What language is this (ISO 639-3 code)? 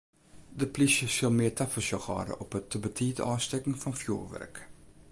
fry